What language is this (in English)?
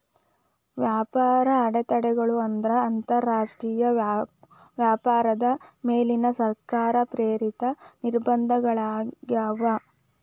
Kannada